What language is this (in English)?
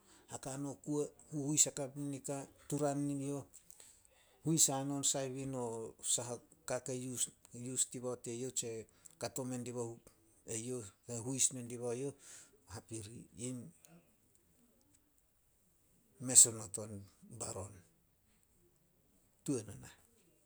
Solos